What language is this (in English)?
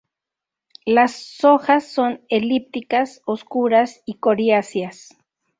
Spanish